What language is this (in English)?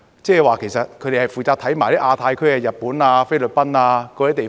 Cantonese